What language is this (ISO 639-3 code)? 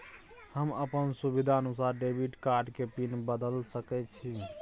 mai